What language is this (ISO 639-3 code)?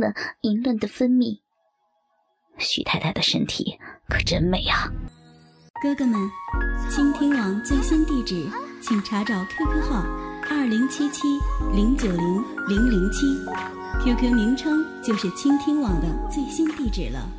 zho